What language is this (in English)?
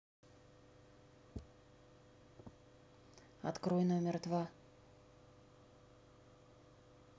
Russian